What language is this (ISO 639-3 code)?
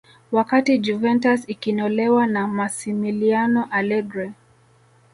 swa